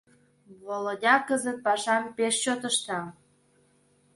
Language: Mari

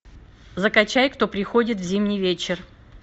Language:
Russian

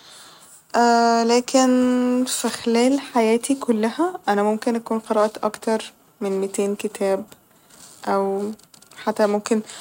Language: Egyptian Arabic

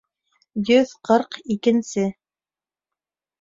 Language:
Bashkir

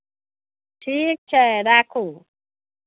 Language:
Maithili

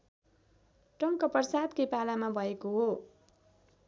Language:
Nepali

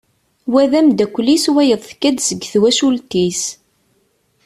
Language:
Kabyle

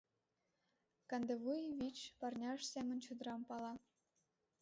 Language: Mari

